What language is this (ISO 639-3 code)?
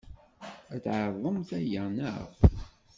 kab